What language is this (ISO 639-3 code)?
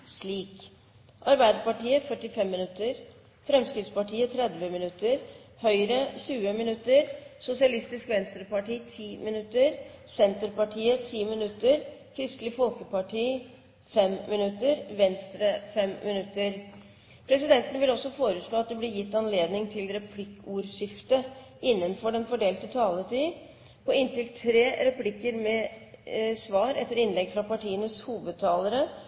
nob